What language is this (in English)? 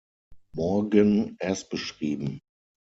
German